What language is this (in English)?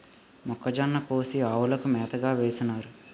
Telugu